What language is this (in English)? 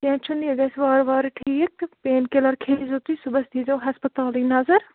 Kashmiri